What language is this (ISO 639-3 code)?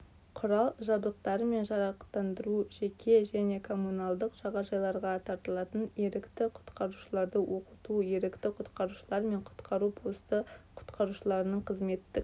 kaz